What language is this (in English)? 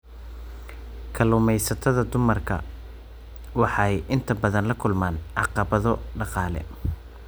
Somali